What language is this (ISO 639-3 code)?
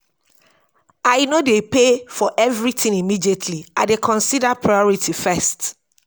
pcm